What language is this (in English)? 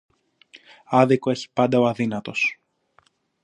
Greek